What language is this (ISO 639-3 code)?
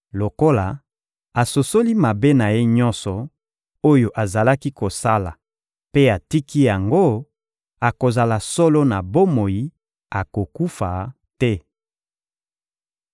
lin